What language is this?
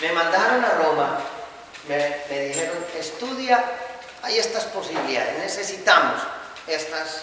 Spanish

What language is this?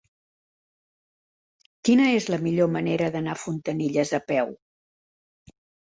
Catalan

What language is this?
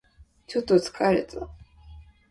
Japanese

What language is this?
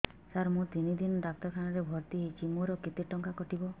Odia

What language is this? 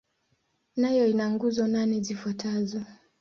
Swahili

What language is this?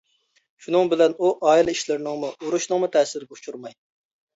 Uyghur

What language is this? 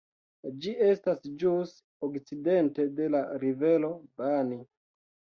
Esperanto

